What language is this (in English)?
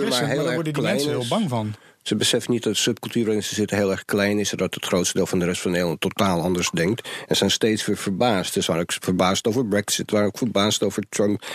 Dutch